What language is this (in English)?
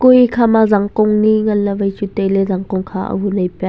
Wancho Naga